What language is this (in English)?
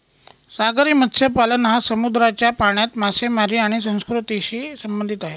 Marathi